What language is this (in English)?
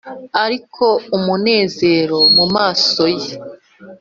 Kinyarwanda